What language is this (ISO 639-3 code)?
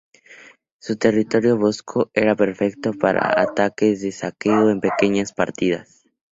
spa